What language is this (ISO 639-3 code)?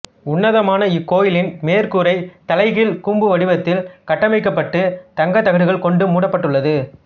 tam